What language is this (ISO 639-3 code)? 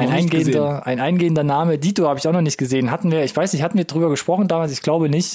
deu